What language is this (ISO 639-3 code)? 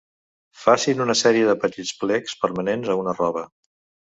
cat